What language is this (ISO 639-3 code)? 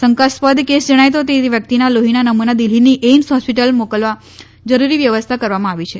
guj